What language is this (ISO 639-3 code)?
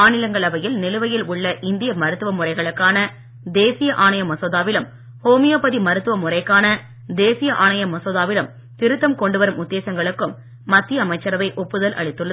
tam